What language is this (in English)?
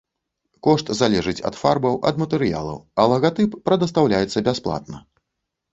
Belarusian